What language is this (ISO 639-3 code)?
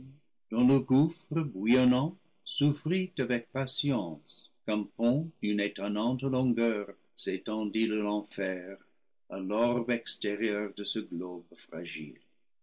fra